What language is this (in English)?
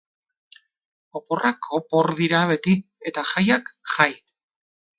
Basque